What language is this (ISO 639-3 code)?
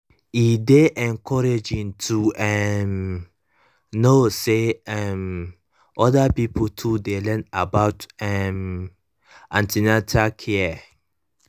pcm